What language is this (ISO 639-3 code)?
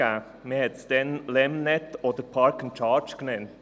gsw